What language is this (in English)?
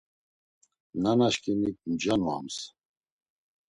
Laz